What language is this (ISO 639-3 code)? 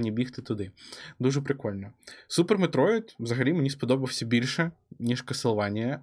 ukr